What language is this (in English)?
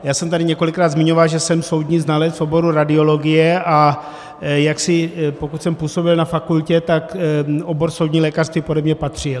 Czech